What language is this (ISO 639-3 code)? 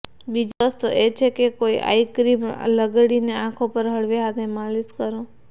guj